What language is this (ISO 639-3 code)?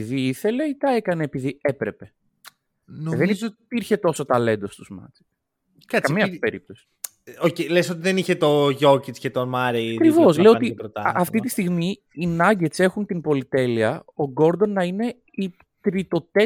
ell